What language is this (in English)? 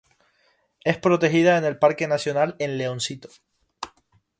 Spanish